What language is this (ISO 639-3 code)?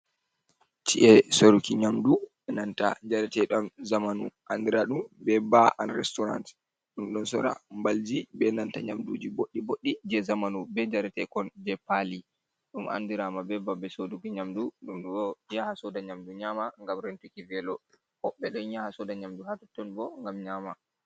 ful